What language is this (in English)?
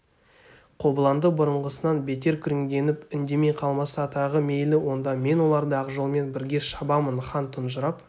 Kazakh